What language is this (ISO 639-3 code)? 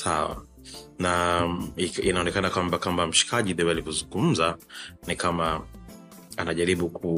swa